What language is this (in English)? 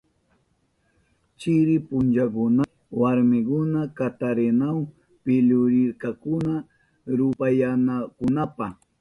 Southern Pastaza Quechua